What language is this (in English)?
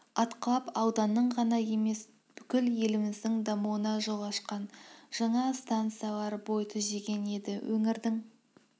Kazakh